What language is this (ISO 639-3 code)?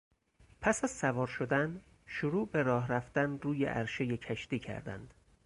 fas